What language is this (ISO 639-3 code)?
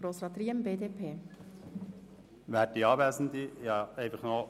gsw